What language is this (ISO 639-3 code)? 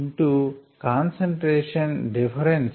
tel